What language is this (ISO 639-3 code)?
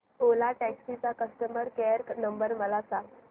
mar